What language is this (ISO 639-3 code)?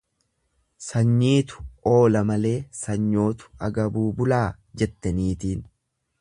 orm